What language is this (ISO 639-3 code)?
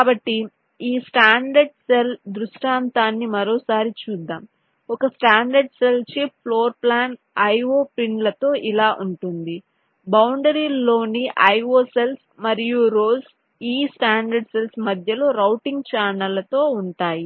tel